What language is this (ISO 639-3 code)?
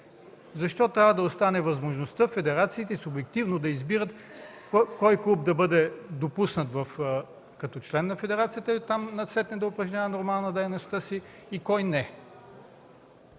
bul